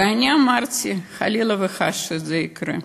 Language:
Hebrew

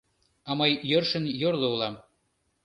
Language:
Mari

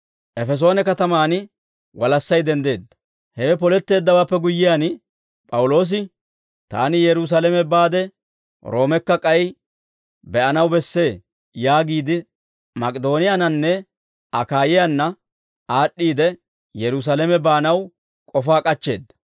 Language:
Dawro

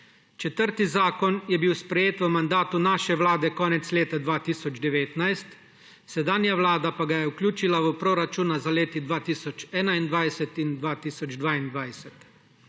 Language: Slovenian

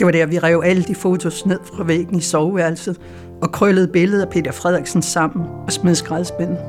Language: Danish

